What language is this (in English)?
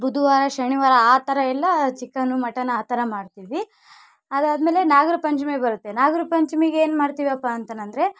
Kannada